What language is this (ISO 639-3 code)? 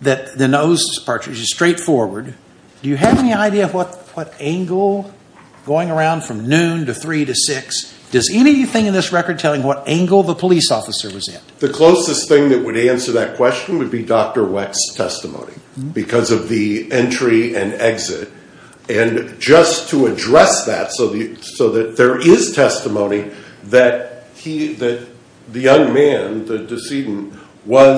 eng